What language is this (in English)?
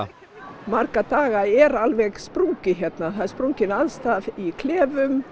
Icelandic